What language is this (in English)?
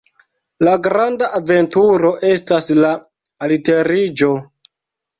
Esperanto